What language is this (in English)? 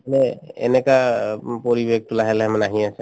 Assamese